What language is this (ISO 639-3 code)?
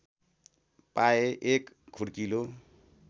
nep